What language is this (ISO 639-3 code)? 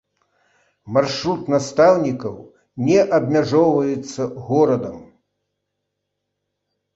bel